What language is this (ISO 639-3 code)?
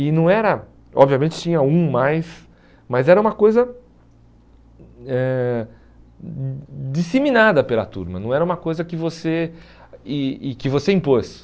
por